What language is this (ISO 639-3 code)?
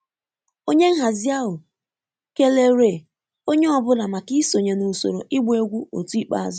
ibo